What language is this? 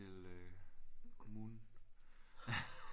Danish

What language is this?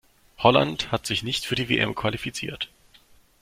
German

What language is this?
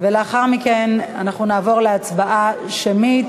Hebrew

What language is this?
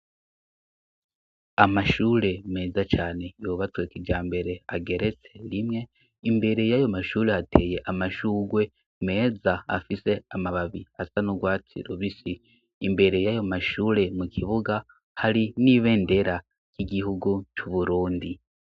Rundi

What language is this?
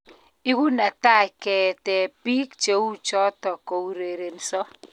Kalenjin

